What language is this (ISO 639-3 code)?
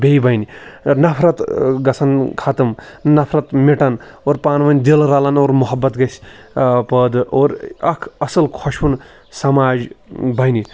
kas